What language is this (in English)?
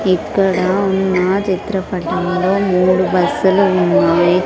Telugu